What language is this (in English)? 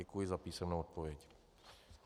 Czech